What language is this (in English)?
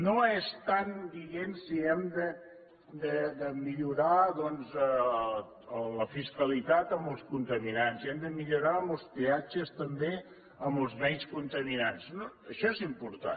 Catalan